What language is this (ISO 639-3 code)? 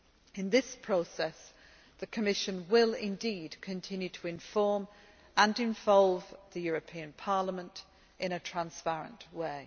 eng